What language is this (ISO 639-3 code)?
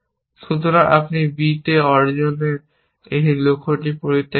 ben